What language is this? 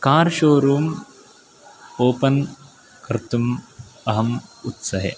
Sanskrit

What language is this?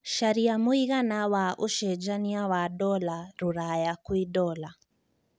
Kikuyu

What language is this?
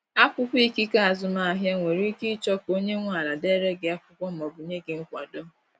Igbo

